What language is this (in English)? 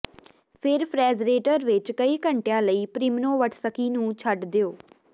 Punjabi